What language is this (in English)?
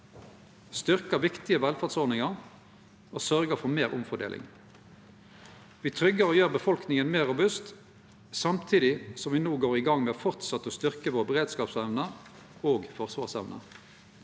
Norwegian